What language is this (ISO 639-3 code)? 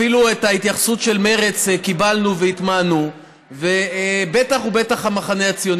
heb